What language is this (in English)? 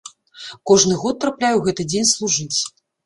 Belarusian